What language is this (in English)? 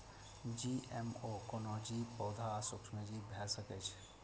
Maithili